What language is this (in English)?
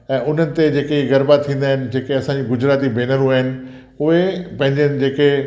Sindhi